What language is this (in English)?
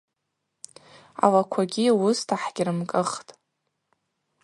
Abaza